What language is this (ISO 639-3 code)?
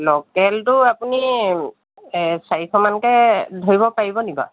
asm